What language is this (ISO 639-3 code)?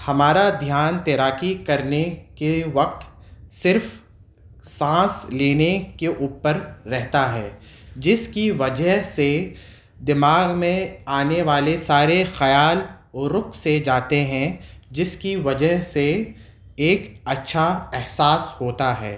urd